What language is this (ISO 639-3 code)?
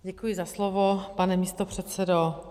ces